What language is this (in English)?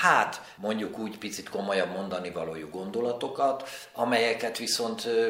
Hungarian